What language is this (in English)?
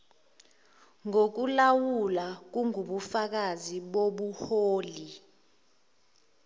Zulu